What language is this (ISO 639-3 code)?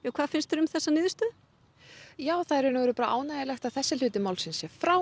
isl